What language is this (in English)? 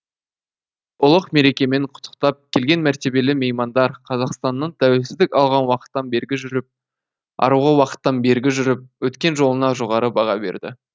Kazakh